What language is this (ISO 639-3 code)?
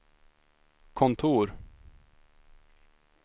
swe